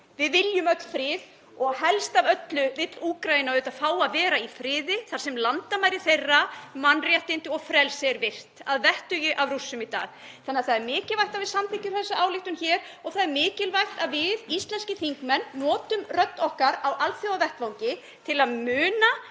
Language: Icelandic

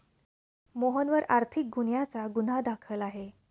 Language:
Marathi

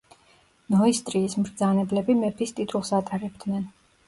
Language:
Georgian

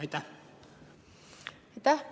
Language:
Estonian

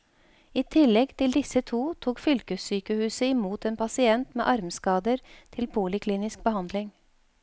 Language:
Norwegian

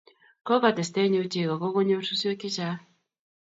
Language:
Kalenjin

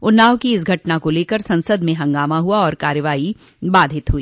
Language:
Hindi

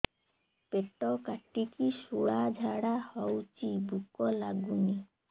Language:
Odia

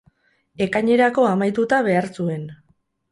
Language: Basque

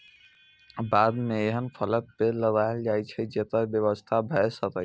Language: Maithili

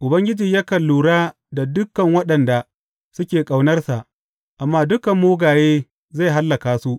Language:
Hausa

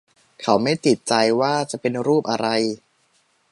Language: Thai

